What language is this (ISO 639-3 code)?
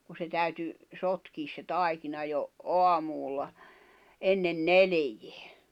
fin